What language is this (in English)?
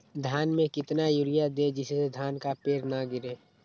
Magahi